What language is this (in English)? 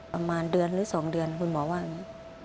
Thai